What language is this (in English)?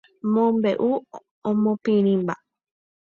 Guarani